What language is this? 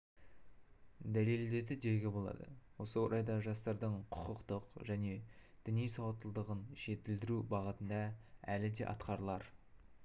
Kazakh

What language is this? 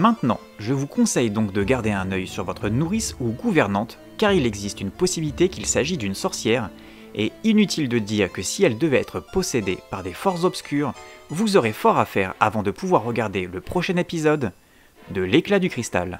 French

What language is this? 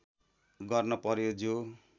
Nepali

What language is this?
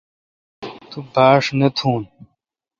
Kalkoti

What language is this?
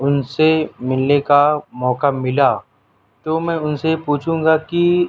Urdu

